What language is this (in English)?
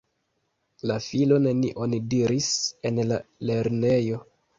Esperanto